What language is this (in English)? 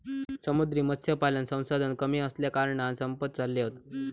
Marathi